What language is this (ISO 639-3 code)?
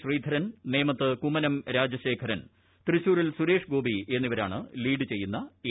mal